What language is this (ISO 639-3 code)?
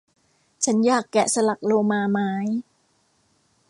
tha